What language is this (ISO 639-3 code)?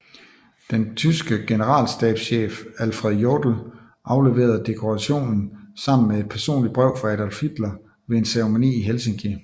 dan